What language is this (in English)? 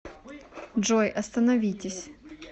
Russian